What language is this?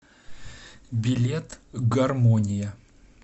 Russian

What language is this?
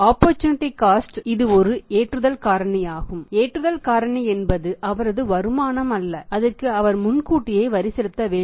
Tamil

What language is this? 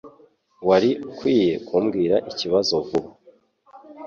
Kinyarwanda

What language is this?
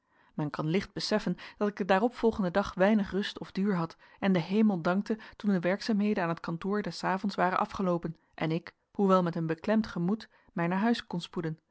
Dutch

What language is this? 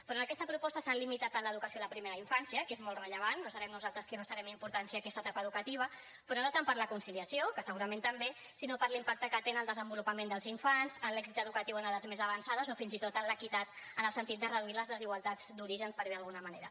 Catalan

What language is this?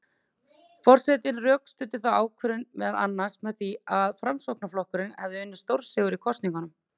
Icelandic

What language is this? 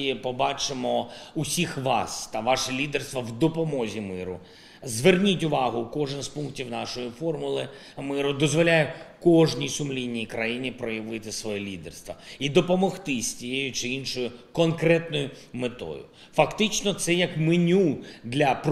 Ukrainian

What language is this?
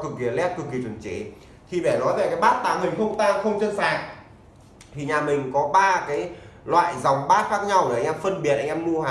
Vietnamese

